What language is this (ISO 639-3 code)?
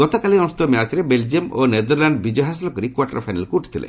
ori